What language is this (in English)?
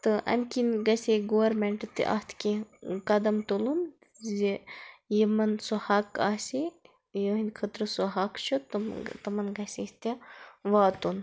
Kashmiri